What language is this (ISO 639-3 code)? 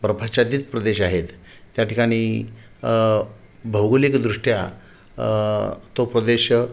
mar